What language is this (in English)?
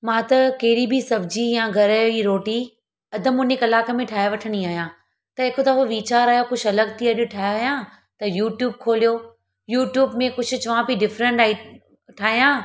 Sindhi